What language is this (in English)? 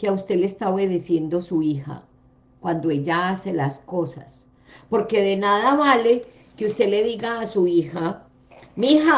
Spanish